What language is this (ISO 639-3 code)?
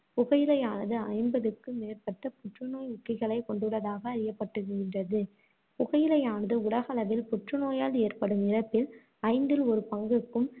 tam